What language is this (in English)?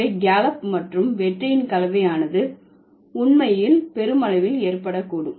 Tamil